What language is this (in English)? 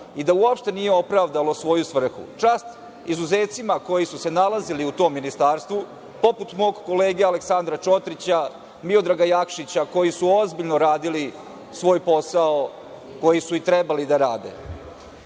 Serbian